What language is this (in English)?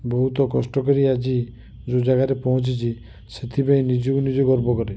Odia